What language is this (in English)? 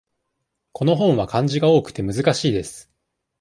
Japanese